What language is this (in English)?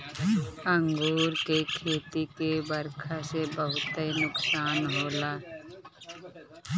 Bhojpuri